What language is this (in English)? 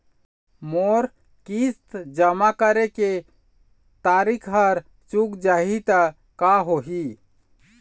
Chhattisgarhi